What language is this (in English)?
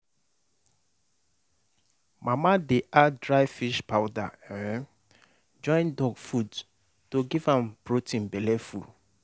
Nigerian Pidgin